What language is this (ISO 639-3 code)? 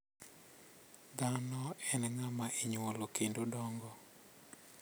luo